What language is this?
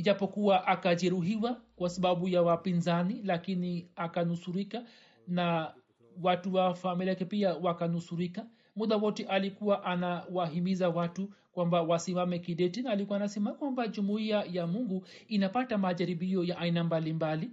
Swahili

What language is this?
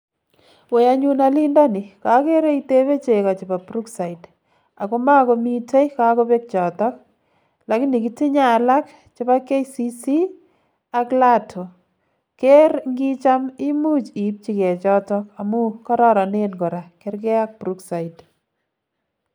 Kalenjin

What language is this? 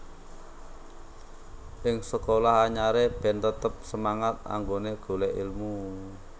Javanese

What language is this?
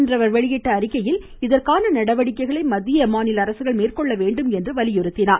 Tamil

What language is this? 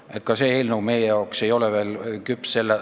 Estonian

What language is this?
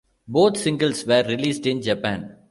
English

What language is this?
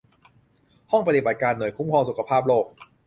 Thai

